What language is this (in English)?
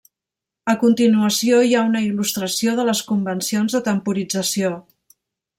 Catalan